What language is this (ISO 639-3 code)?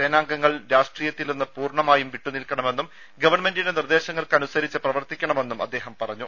mal